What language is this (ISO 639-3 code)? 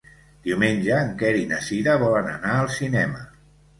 cat